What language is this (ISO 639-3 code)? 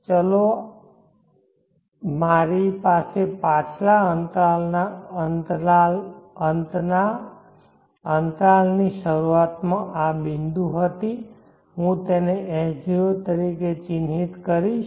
guj